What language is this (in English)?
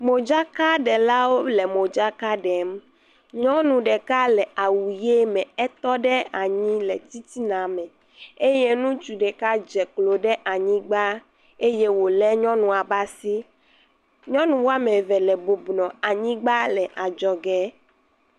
Ewe